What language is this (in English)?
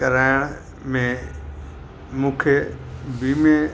Sindhi